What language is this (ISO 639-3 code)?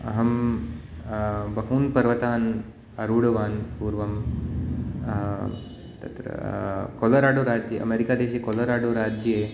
san